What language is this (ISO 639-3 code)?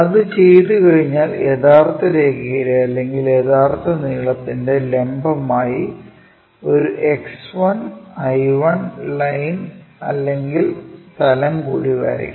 mal